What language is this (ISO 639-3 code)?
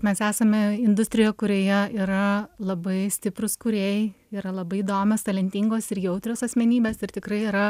lit